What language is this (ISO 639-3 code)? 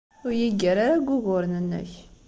kab